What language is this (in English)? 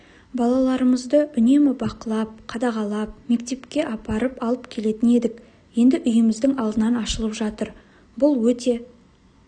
Kazakh